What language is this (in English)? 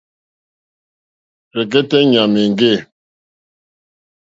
Mokpwe